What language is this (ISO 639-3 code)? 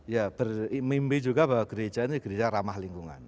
ind